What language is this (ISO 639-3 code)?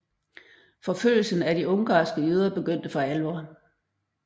dan